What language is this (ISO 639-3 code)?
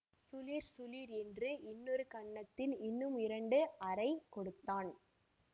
tam